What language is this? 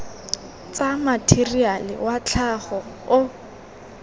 Tswana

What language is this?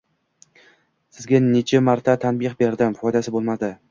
Uzbek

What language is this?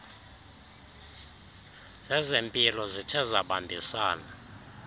Xhosa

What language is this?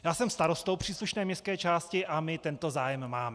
Czech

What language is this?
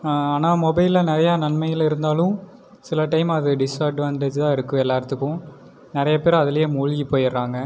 Tamil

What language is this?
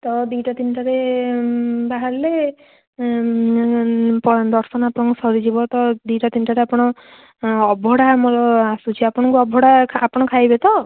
Odia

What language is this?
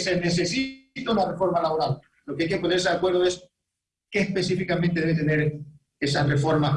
Spanish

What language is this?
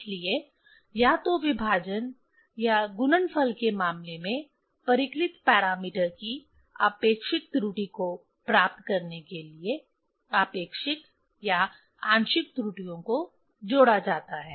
Hindi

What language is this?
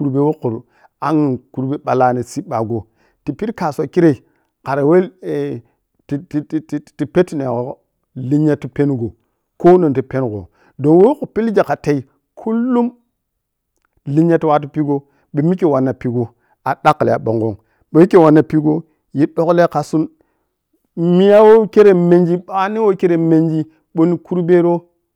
Piya-Kwonci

